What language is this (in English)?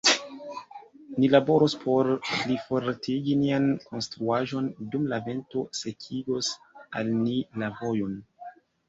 Esperanto